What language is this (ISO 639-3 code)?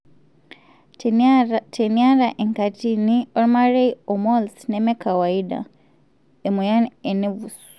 mas